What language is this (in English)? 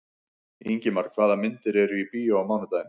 Icelandic